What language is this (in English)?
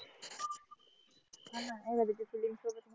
Marathi